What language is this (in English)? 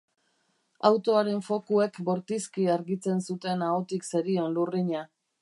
Basque